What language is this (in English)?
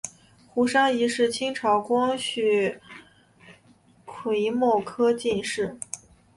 Chinese